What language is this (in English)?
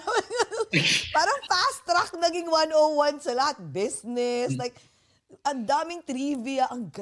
Filipino